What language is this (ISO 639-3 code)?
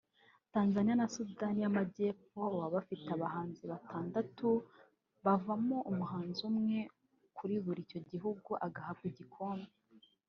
kin